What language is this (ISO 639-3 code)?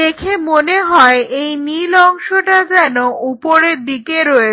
ben